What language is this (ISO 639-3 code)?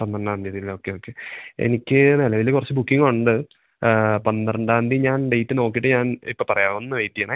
mal